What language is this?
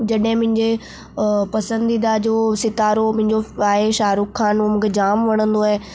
Sindhi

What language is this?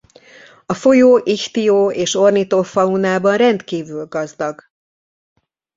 Hungarian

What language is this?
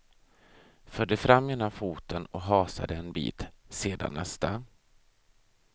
Swedish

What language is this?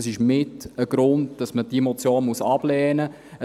Swiss German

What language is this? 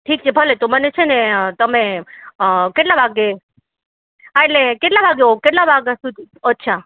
Gujarati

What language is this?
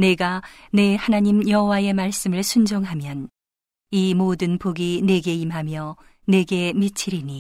Korean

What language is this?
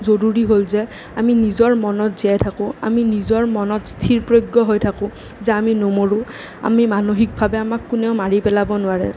Assamese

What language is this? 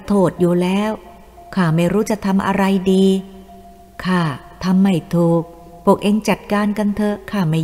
Thai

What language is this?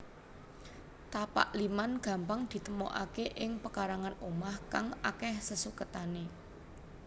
Javanese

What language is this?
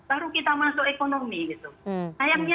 Indonesian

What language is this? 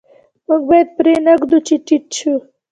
Pashto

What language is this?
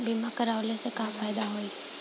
Bhojpuri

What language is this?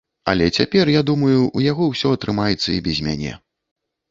Belarusian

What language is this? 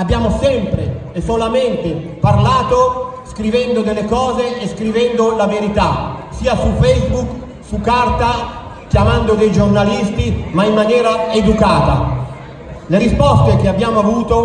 Italian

